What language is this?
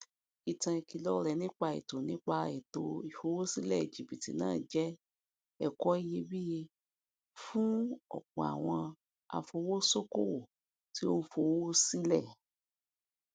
Yoruba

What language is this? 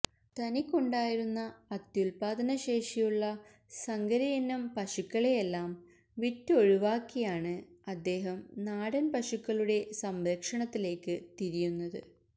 Malayalam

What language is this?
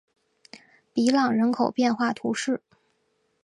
Chinese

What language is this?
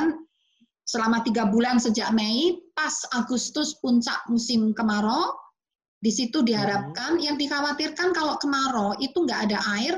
Indonesian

